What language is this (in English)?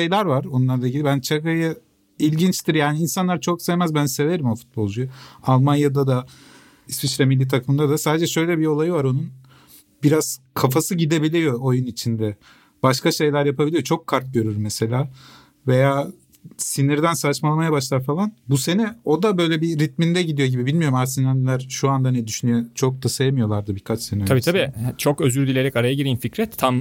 Turkish